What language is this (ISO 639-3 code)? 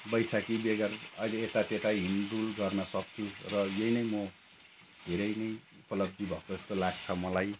nep